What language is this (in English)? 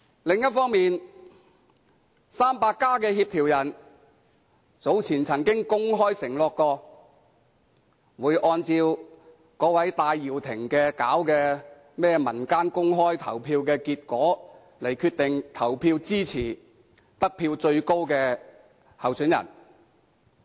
Cantonese